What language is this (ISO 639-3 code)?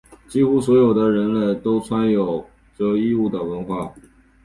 zho